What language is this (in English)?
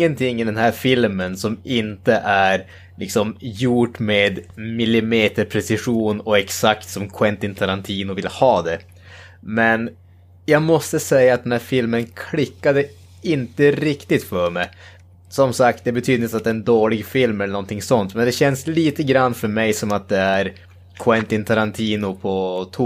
Swedish